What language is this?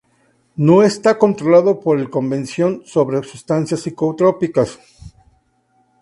Spanish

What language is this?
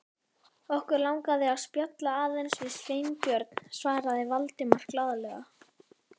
Icelandic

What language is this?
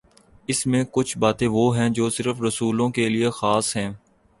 Urdu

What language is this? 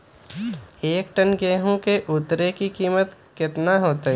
Magahi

